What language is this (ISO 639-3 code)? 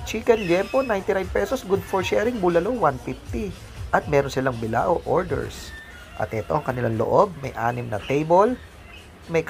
fil